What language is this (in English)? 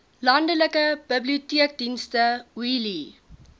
Afrikaans